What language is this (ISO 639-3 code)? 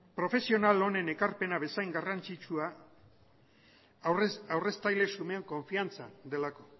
eus